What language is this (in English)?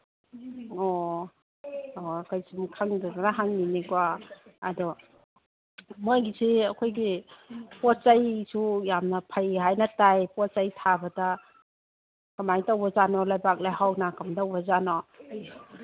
Manipuri